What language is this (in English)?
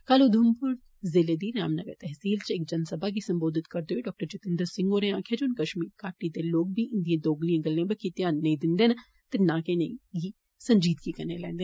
Dogri